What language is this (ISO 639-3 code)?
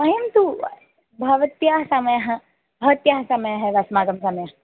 san